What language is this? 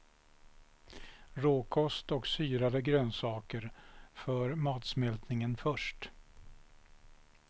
Swedish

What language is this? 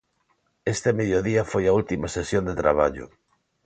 Galician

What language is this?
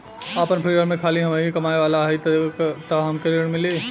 Bhojpuri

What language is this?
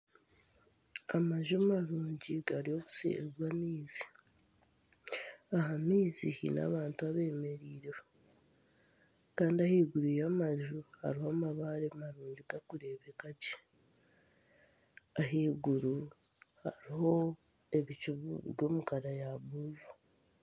Nyankole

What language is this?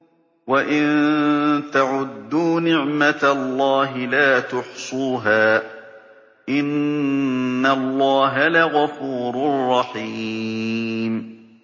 Arabic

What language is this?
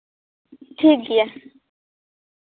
Santali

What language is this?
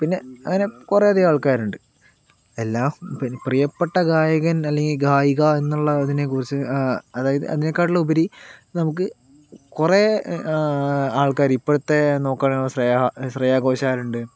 Malayalam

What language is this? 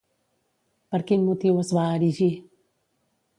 Catalan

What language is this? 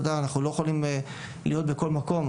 Hebrew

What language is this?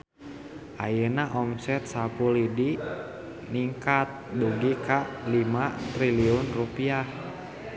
Sundanese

